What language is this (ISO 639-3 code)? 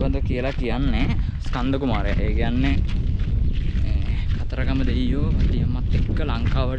ind